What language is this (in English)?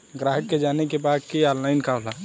Bhojpuri